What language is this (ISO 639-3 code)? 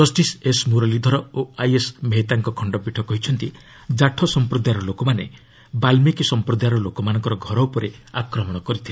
ori